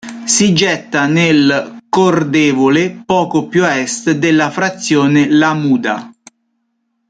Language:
Italian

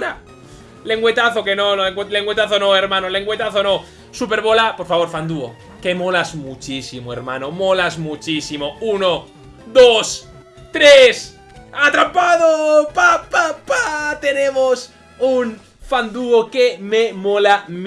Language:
Spanish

